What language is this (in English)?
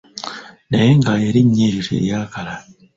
Ganda